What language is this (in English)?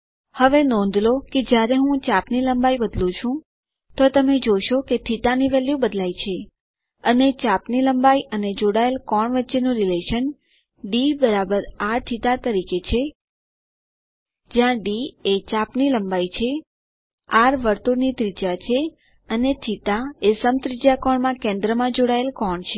Gujarati